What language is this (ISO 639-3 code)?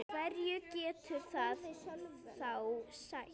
isl